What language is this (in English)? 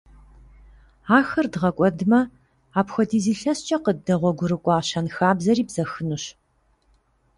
Kabardian